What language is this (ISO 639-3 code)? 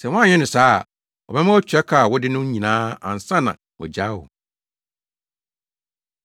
aka